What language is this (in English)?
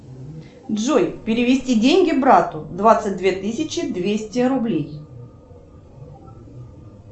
Russian